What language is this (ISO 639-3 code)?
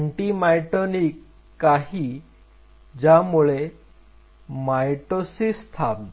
mar